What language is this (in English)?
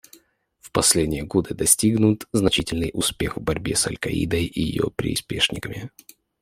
Russian